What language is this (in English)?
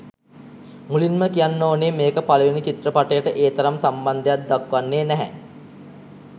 Sinhala